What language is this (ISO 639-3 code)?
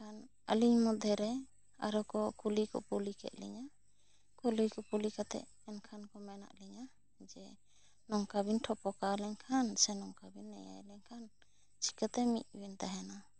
sat